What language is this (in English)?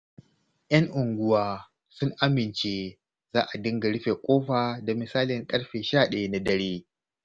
Hausa